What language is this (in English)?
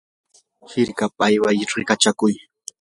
Yanahuanca Pasco Quechua